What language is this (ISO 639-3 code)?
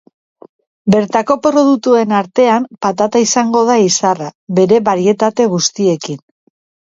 eus